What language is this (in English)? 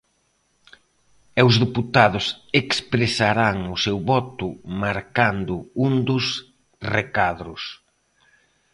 Galician